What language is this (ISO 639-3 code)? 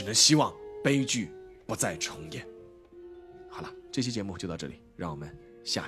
zho